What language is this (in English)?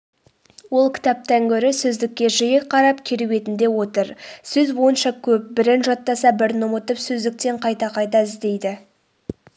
Kazakh